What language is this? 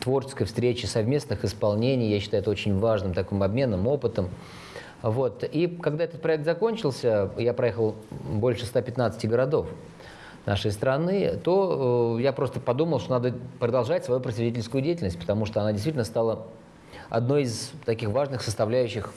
Russian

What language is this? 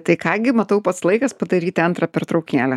Lithuanian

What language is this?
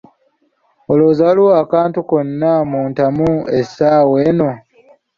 Ganda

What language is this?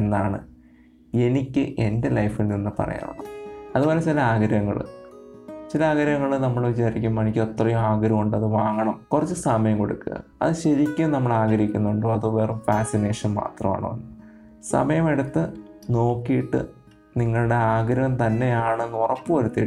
Malayalam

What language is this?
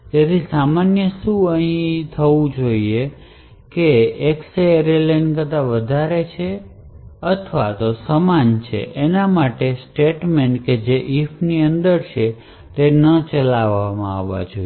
Gujarati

